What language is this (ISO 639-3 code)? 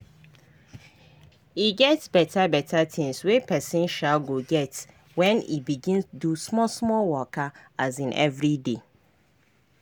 pcm